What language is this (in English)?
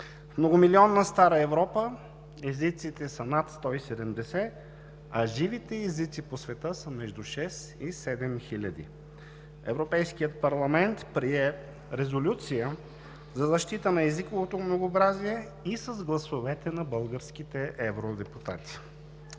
Bulgarian